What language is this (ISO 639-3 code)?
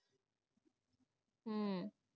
pan